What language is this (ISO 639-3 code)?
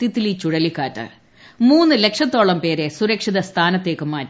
mal